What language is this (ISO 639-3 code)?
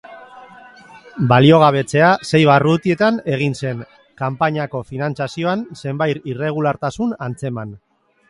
eus